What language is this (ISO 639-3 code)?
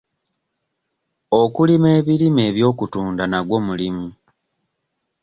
lug